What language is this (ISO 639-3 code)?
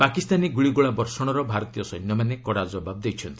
ori